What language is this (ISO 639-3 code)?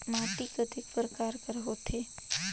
hne